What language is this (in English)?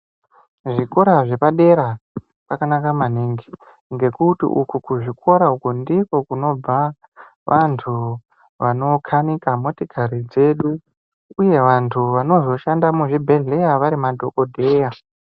Ndau